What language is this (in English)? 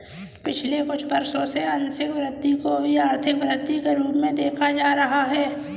Hindi